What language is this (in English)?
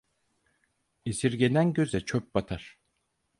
Turkish